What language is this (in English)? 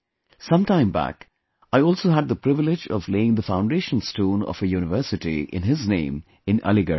English